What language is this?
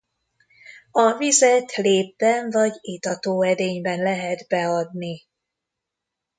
Hungarian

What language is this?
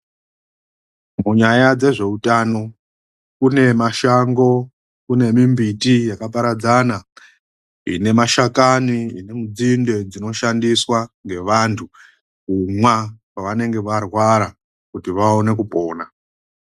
Ndau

